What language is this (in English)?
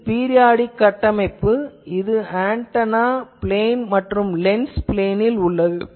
Tamil